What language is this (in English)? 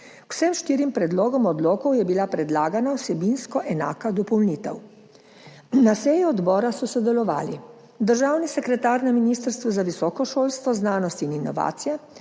Slovenian